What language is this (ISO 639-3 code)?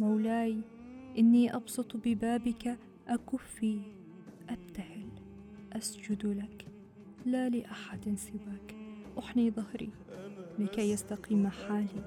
ara